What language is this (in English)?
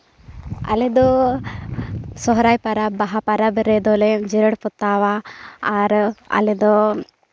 Santali